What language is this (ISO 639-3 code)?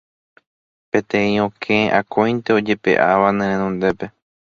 grn